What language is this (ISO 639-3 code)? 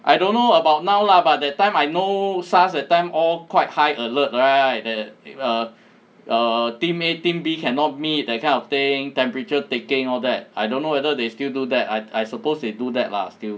eng